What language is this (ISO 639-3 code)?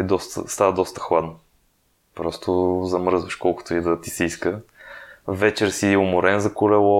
bul